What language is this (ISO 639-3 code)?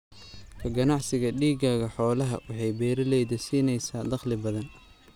som